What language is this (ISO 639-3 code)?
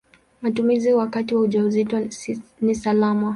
swa